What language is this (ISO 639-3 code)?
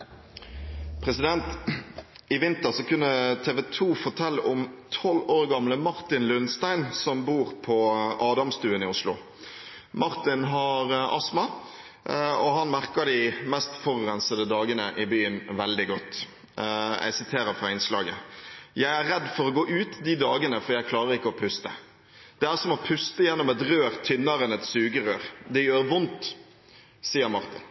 nob